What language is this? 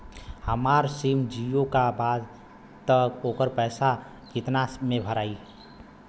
Bhojpuri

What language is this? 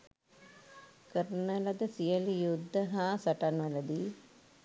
Sinhala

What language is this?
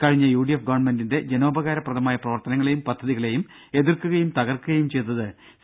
Malayalam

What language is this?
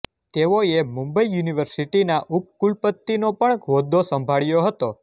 Gujarati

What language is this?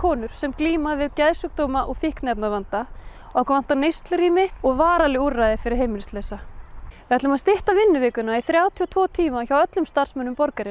Icelandic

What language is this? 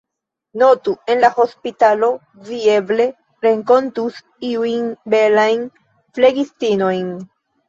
Esperanto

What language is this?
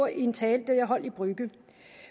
Danish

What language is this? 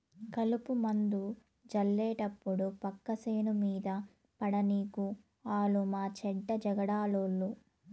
Telugu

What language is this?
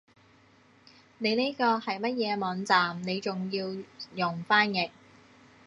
Cantonese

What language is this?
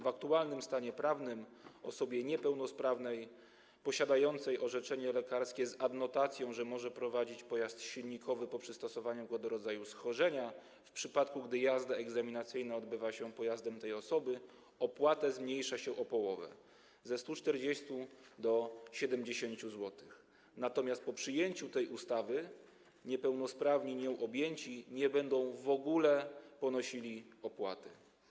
Polish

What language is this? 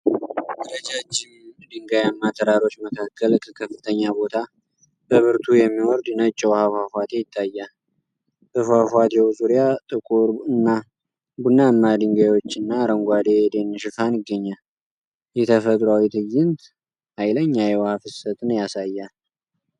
Amharic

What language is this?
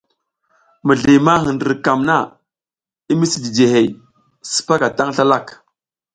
South Giziga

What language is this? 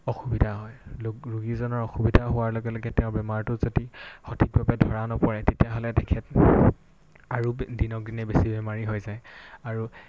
Assamese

